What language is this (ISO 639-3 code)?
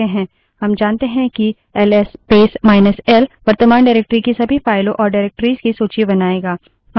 hin